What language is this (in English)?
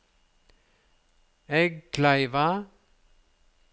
Norwegian